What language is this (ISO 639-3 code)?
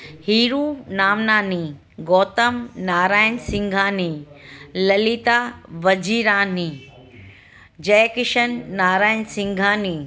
snd